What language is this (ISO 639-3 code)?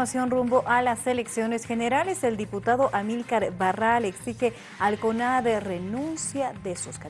spa